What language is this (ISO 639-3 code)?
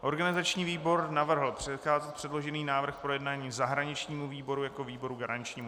ces